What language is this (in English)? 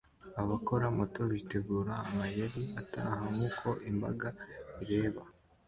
Kinyarwanda